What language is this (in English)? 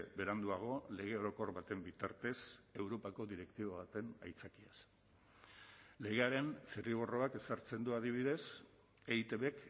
Basque